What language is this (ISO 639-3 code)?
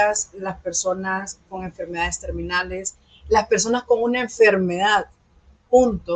spa